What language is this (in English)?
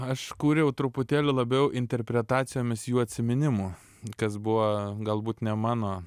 Lithuanian